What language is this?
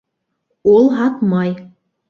Bashkir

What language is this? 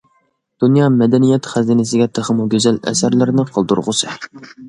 Uyghur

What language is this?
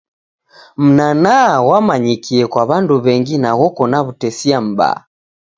Taita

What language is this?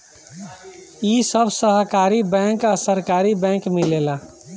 Bhojpuri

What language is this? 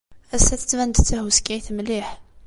Kabyle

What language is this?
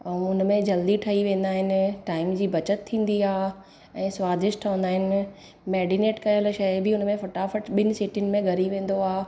Sindhi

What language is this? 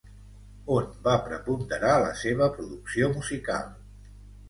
Catalan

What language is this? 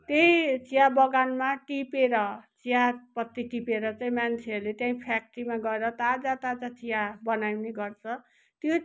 Nepali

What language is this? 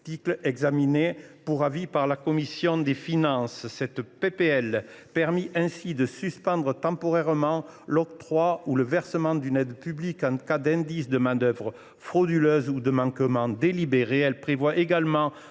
French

